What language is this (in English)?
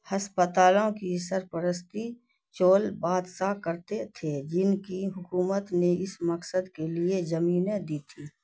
Urdu